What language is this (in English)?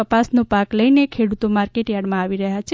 Gujarati